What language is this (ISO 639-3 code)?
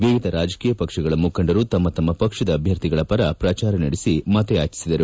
kan